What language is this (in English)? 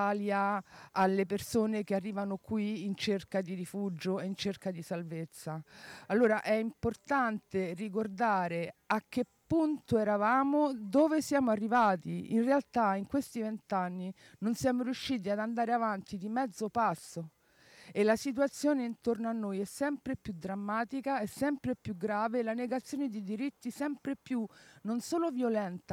Italian